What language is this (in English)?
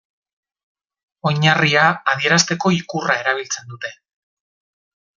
Basque